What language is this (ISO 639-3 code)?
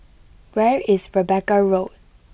eng